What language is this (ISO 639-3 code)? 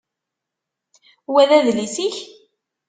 kab